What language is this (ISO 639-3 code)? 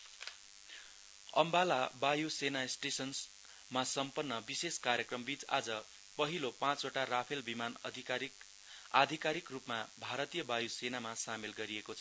nep